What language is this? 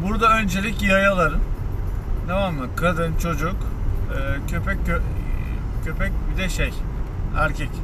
Turkish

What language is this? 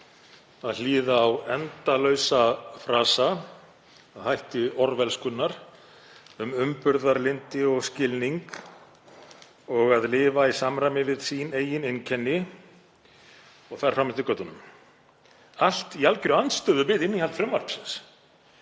Icelandic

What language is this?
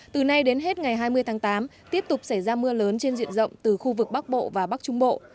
Vietnamese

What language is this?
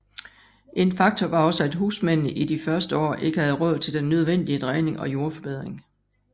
Danish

